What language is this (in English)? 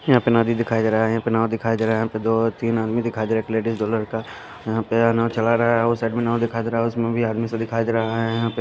Hindi